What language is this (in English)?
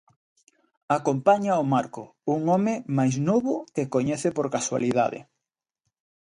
Galician